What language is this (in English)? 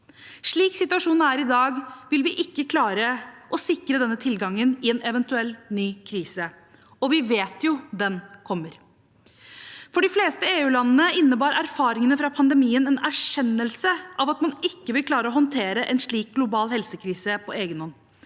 Norwegian